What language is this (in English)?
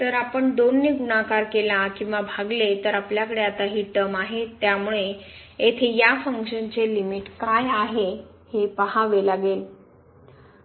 Marathi